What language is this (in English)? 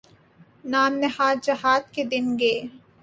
Urdu